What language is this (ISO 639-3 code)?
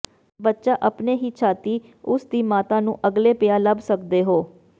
pan